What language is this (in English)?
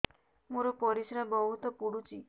Odia